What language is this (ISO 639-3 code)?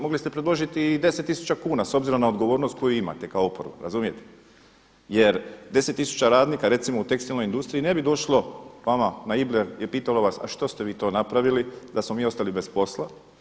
hrv